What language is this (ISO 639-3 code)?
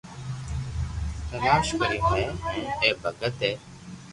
lrk